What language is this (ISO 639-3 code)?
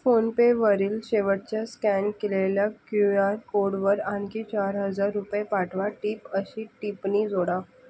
mar